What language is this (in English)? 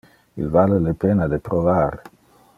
Interlingua